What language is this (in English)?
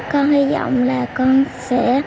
Vietnamese